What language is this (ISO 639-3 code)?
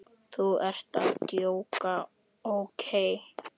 isl